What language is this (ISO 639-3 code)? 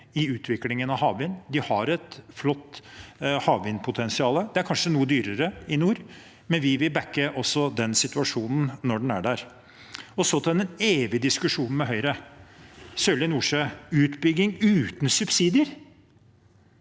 nor